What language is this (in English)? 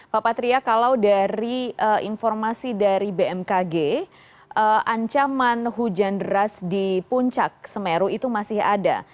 Indonesian